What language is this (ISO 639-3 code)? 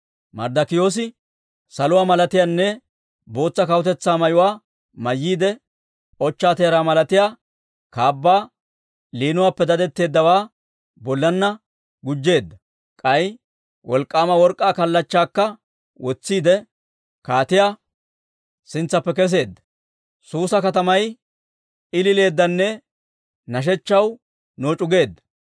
dwr